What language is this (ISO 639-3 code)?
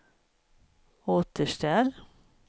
swe